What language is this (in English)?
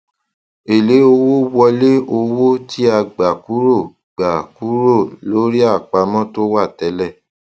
Yoruba